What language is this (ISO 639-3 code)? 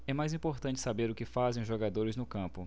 por